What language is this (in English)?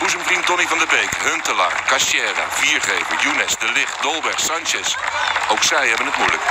Dutch